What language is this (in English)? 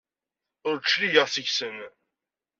Kabyle